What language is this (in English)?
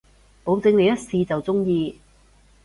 Cantonese